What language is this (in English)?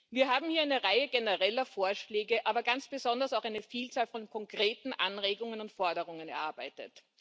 German